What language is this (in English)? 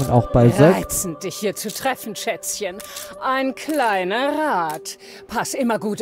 German